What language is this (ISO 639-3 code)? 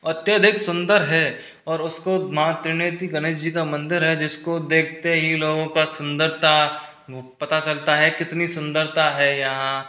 hin